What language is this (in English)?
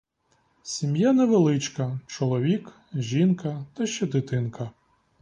Ukrainian